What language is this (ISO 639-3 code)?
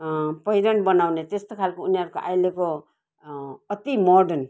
nep